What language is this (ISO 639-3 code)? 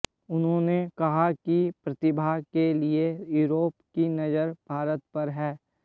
hin